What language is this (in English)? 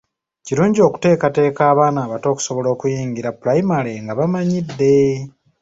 Ganda